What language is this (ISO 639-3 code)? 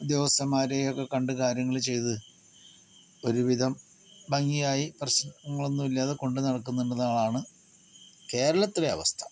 mal